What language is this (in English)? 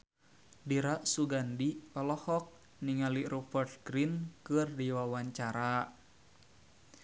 Sundanese